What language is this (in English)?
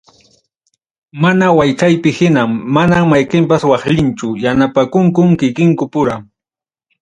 Ayacucho Quechua